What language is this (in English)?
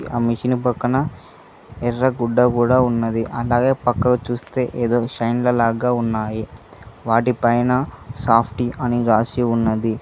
Telugu